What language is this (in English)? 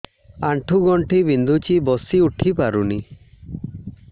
Odia